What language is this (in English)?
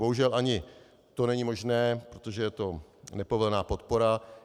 Czech